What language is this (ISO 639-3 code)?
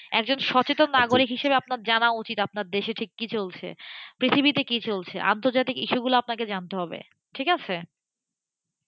ben